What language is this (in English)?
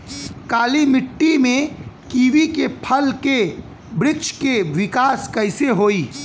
Bhojpuri